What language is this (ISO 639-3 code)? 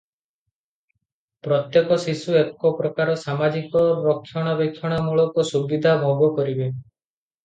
ori